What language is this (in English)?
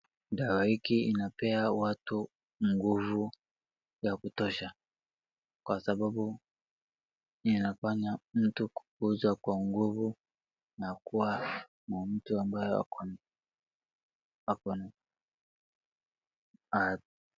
Swahili